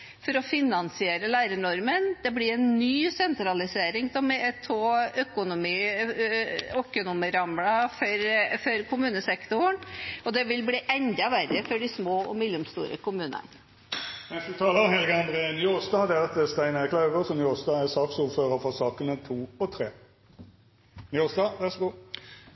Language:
Norwegian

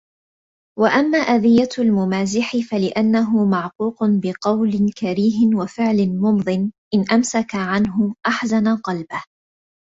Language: Arabic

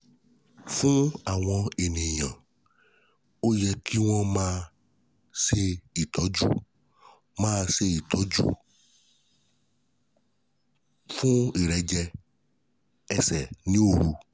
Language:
Yoruba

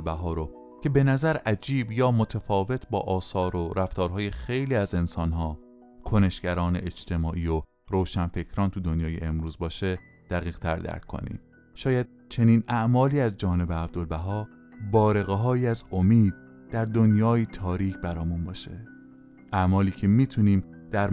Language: Persian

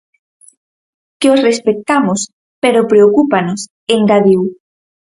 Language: Galician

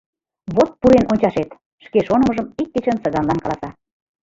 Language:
Mari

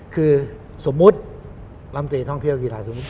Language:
Thai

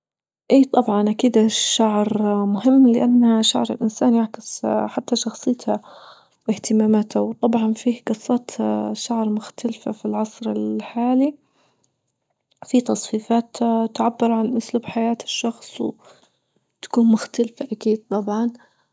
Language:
Libyan Arabic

